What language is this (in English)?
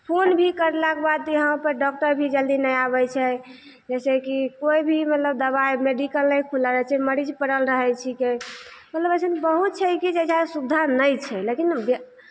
Maithili